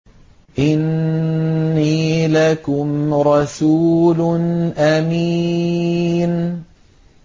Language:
Arabic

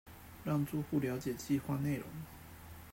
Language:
Chinese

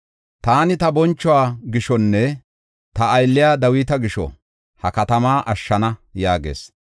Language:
Gofa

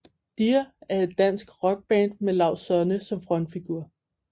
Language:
Danish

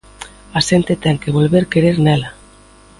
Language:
Galician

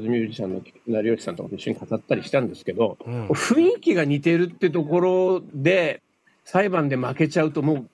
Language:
Japanese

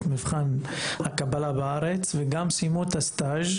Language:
Hebrew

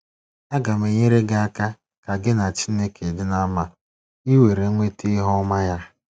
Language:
Igbo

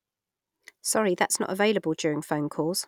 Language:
English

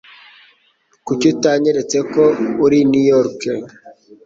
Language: Kinyarwanda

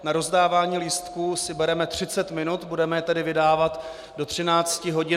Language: Czech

